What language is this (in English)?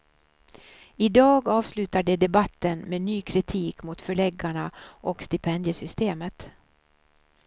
Swedish